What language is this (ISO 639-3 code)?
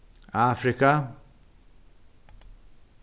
fao